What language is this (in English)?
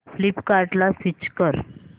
Marathi